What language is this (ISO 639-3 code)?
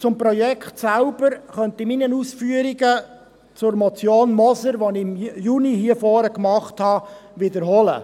gsw